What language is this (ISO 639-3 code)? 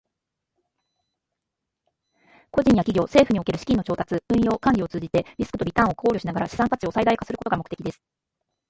jpn